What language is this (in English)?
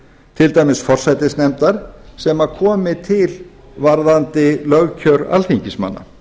Icelandic